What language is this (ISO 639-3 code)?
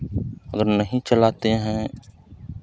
hin